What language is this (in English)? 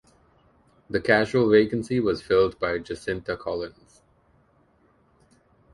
English